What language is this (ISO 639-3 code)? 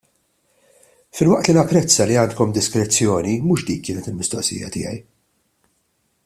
mlt